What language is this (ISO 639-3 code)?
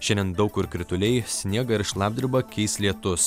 lit